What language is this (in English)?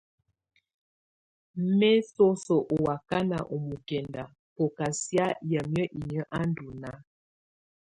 Tunen